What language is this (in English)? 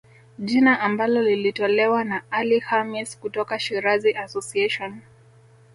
Swahili